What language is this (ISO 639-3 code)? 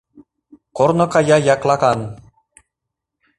chm